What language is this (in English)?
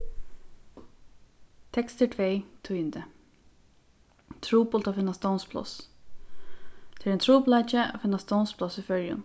Faroese